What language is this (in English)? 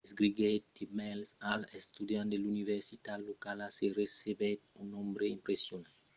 Occitan